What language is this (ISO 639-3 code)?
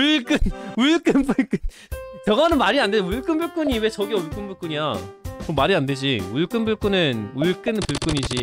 kor